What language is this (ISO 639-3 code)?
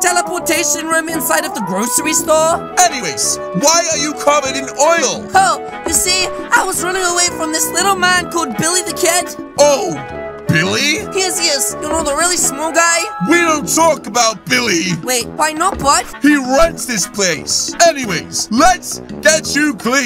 eng